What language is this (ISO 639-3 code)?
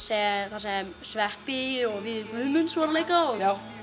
isl